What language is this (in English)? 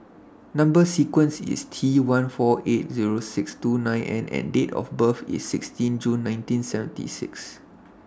English